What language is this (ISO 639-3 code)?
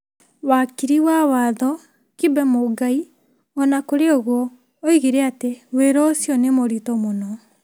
kik